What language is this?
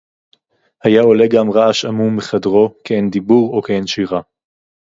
Hebrew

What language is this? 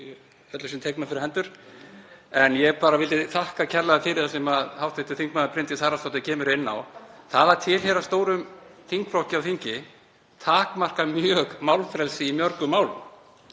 Icelandic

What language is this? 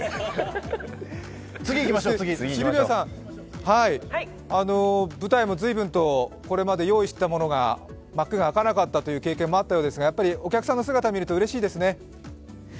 Japanese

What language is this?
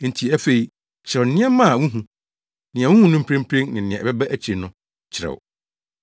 Akan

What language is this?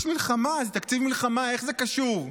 Hebrew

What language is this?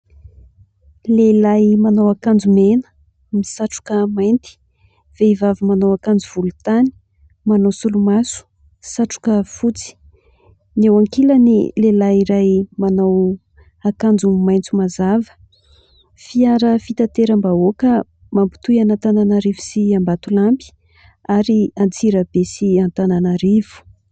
Malagasy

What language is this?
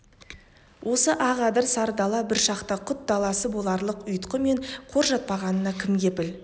Kazakh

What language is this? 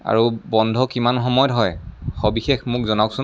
Assamese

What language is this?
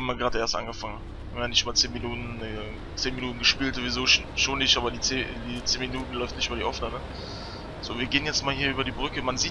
German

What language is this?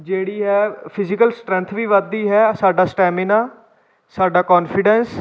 Punjabi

